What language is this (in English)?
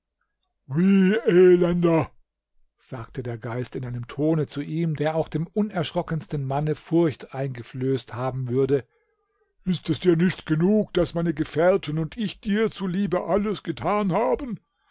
German